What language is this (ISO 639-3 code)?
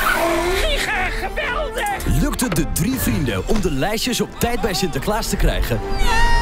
nld